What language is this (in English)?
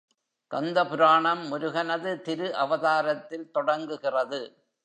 Tamil